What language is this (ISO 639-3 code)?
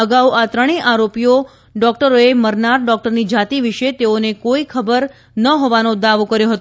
guj